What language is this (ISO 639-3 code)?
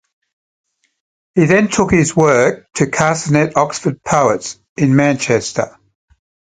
eng